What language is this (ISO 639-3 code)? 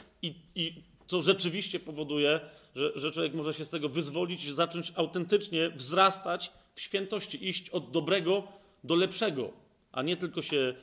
pol